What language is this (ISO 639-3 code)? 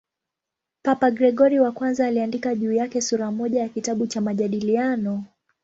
swa